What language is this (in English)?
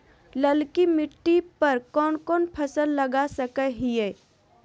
Magahi